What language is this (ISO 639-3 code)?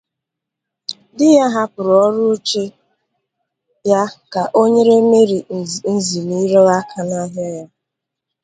ibo